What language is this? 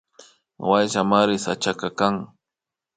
Imbabura Highland Quichua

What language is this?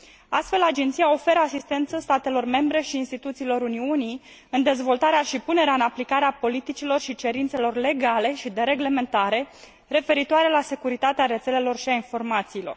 Romanian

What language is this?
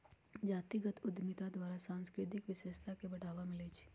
Magahi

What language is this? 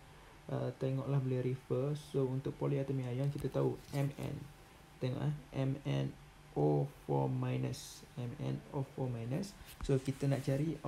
Malay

